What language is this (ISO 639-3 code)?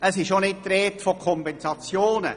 gsw